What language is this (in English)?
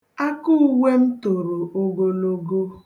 Igbo